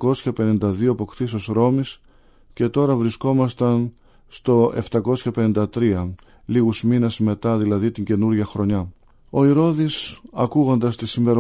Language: Greek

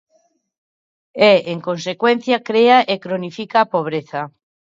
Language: Galician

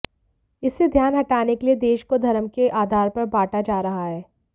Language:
Hindi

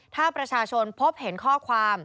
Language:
Thai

